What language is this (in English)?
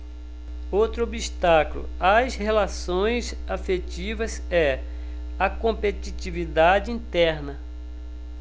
Portuguese